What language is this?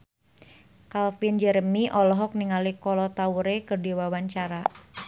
Sundanese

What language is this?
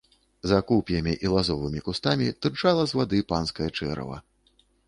Belarusian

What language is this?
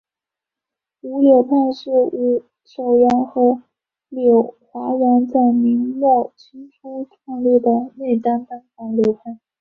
Chinese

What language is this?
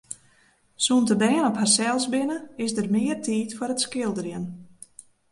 Western Frisian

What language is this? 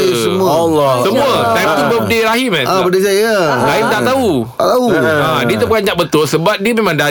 Malay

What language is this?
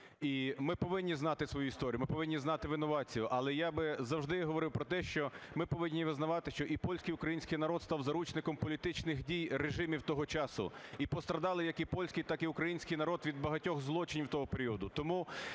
Ukrainian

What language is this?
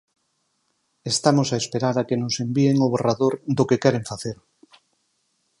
Galician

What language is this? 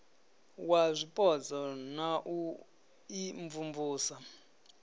Venda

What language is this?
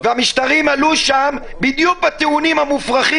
Hebrew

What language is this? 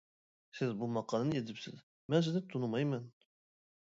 Uyghur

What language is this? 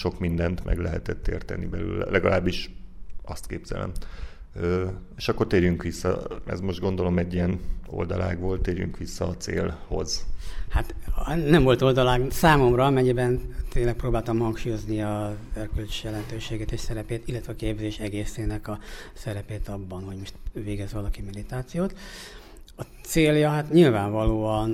Hungarian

